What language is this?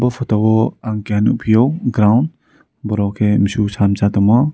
Kok Borok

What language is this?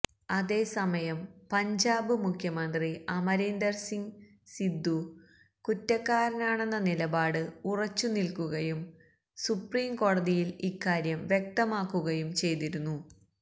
Malayalam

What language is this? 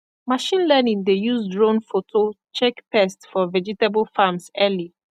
Nigerian Pidgin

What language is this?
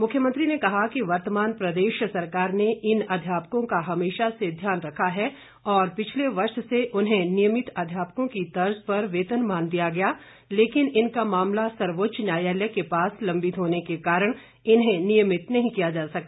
Hindi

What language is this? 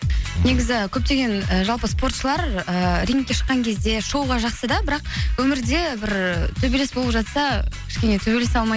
Kazakh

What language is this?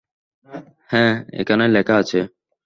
Bangla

